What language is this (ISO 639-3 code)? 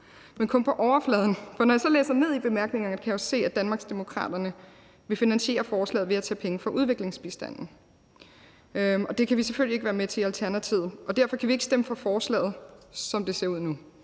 dan